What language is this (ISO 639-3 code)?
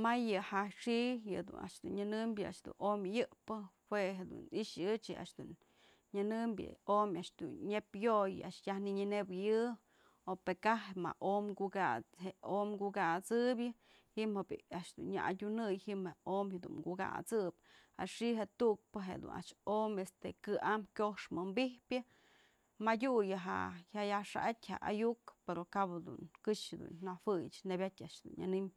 mzl